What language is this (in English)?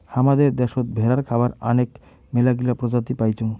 Bangla